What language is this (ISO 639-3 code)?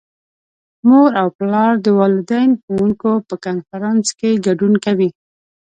pus